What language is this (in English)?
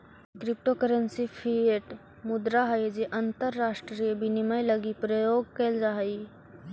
Magahi